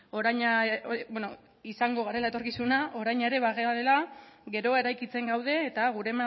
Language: Basque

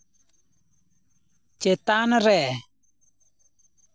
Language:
Santali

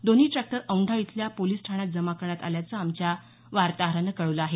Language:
Marathi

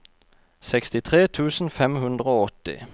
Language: Norwegian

